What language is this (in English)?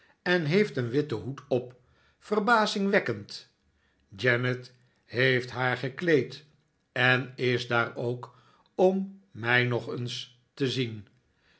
Dutch